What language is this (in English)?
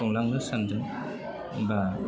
Bodo